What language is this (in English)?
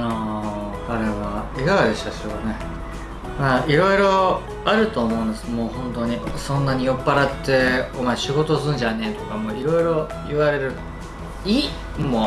Japanese